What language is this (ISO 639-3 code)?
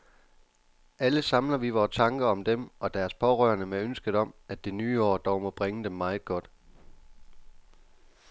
dan